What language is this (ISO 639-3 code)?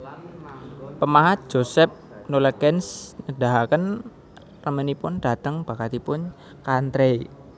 jav